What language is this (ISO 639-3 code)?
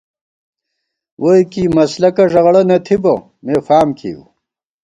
gwt